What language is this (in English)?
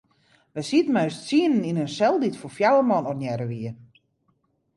Western Frisian